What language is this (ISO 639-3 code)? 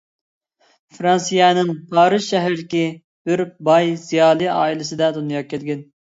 uig